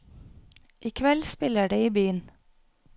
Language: Norwegian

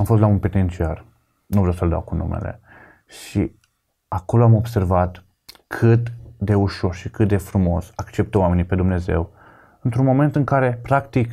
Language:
Romanian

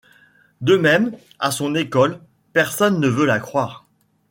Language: French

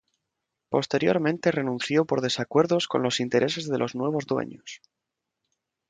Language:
Spanish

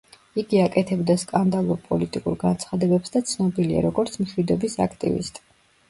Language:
Georgian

